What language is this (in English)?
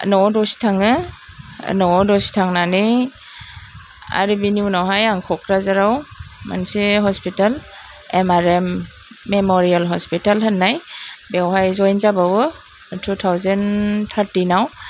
Bodo